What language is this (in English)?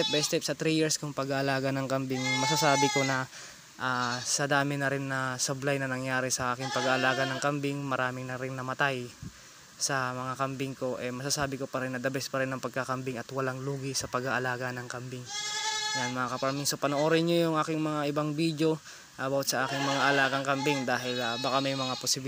Filipino